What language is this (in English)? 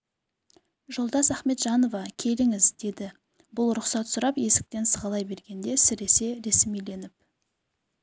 Kazakh